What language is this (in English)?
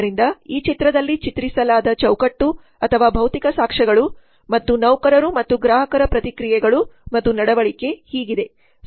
Kannada